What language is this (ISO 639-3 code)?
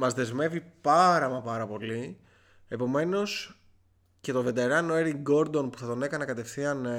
ell